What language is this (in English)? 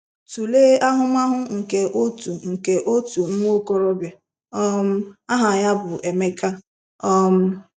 Igbo